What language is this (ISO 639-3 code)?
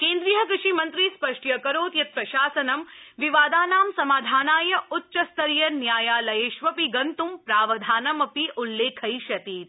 san